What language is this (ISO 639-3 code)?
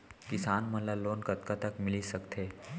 hne